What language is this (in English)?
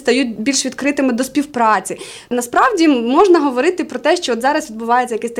Ukrainian